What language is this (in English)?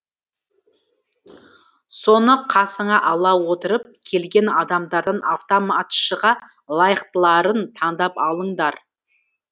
Kazakh